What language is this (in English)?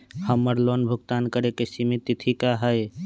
Magahi